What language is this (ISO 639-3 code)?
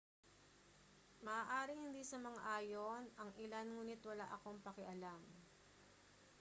fil